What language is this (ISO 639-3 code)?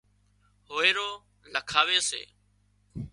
kxp